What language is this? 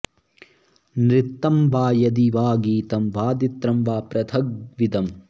Sanskrit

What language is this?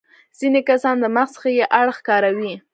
Pashto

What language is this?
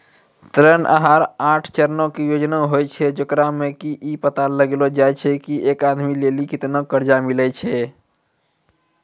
Maithili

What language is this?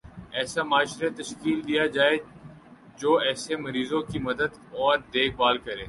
Urdu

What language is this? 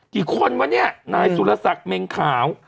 Thai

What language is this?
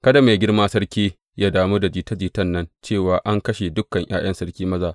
Hausa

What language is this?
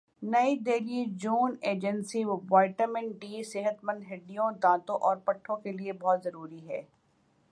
Urdu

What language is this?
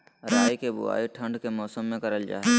Magahi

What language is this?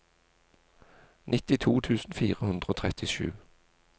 Norwegian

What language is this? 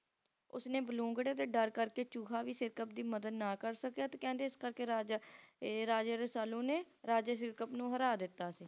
Punjabi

